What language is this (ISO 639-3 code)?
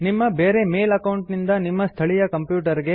kan